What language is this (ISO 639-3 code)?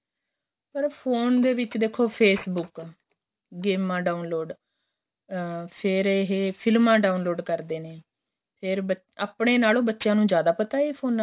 pan